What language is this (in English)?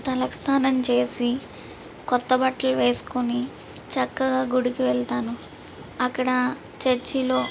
Telugu